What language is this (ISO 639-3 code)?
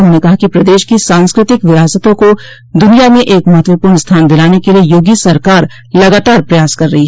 hin